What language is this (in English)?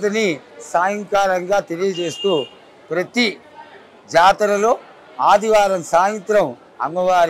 Telugu